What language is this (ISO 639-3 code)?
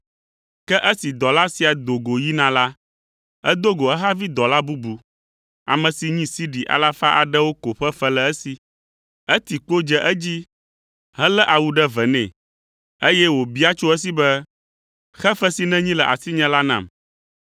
ewe